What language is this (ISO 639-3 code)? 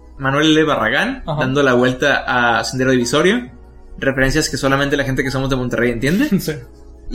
spa